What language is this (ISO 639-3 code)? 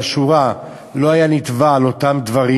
heb